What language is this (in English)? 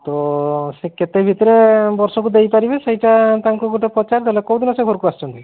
Odia